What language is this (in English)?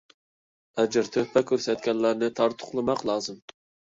Uyghur